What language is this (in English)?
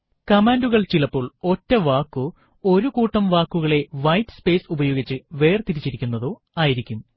Malayalam